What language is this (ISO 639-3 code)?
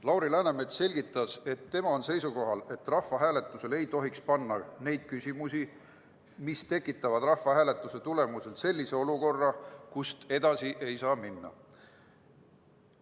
est